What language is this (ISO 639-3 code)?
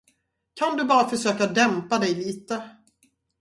swe